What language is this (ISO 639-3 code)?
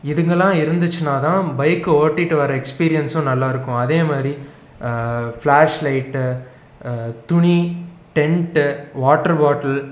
tam